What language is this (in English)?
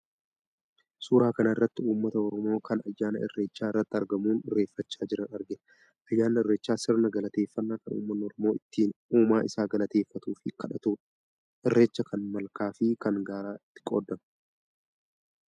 Oromo